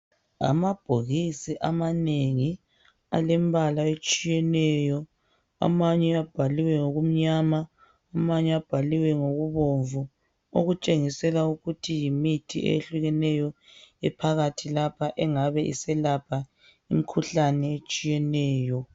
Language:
North Ndebele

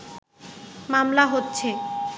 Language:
Bangla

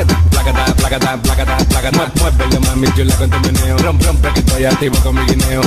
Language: Spanish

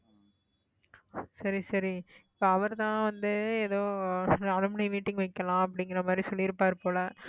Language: Tamil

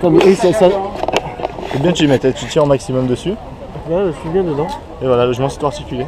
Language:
French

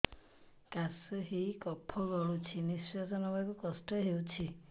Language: Odia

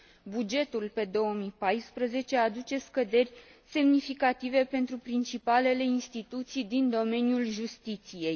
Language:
Romanian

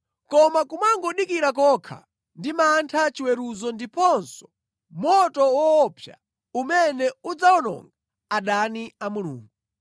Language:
Nyanja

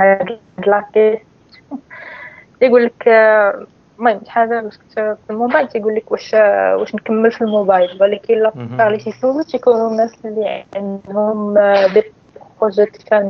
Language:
Arabic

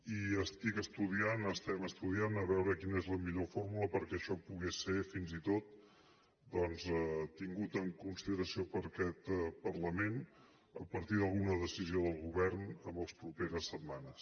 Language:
Catalan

